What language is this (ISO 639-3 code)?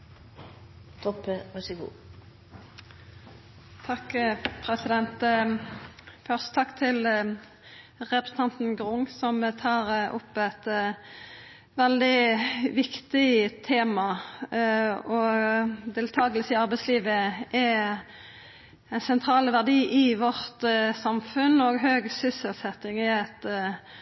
nno